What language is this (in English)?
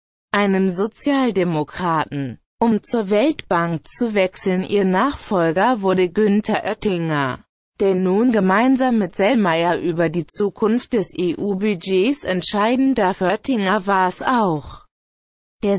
German